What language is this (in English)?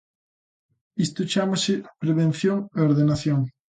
Galician